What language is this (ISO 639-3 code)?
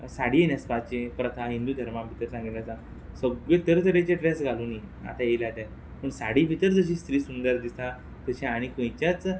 kok